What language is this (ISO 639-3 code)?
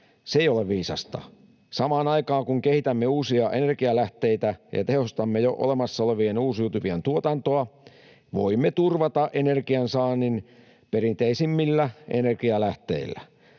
fin